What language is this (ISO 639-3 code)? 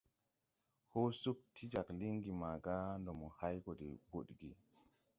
tui